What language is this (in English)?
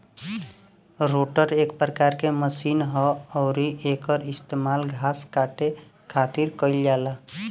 Bhojpuri